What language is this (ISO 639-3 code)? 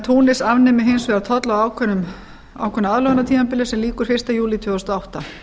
isl